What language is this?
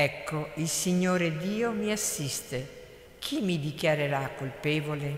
Italian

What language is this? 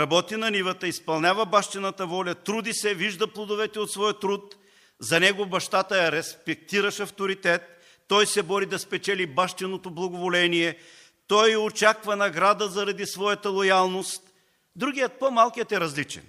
Bulgarian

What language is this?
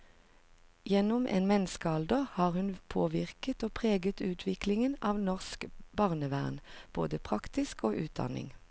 Norwegian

